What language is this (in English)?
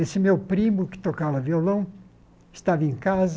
Portuguese